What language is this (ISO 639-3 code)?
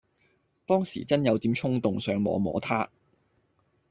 yue